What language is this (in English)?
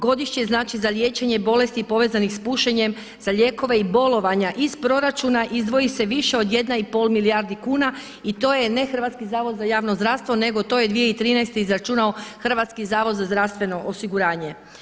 Croatian